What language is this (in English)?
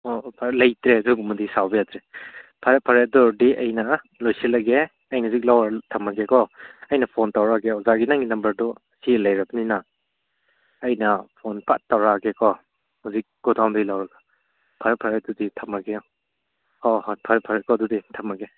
Manipuri